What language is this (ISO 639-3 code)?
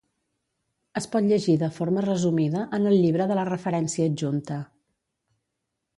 cat